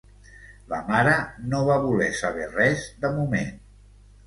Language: Catalan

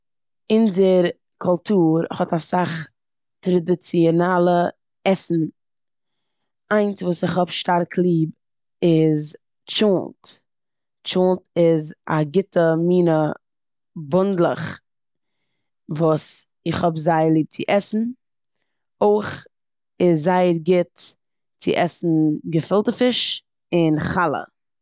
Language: Yiddish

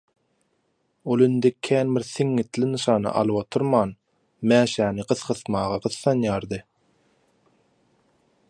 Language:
Turkmen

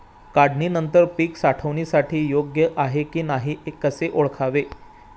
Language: Marathi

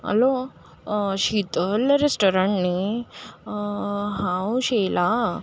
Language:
Konkani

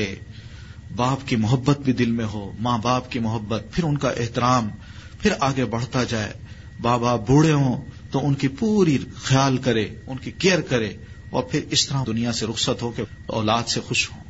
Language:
Urdu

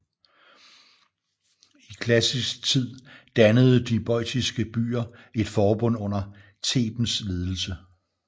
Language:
Danish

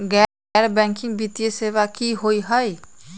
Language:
Magahi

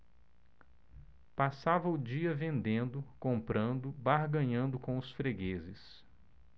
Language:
Portuguese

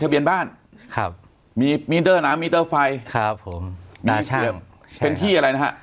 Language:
Thai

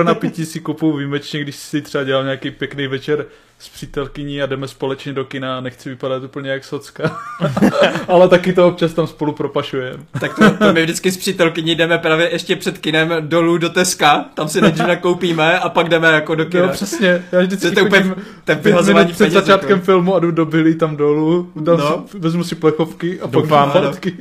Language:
Czech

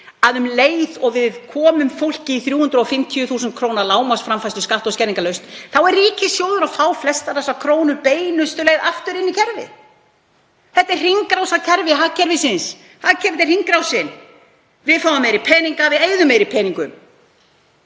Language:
Icelandic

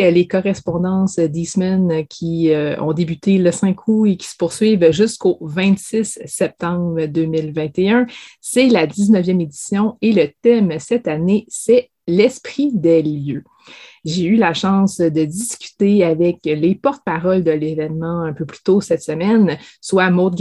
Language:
French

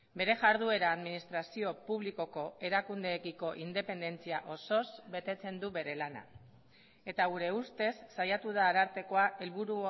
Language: Basque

